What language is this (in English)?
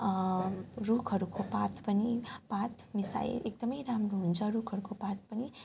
Nepali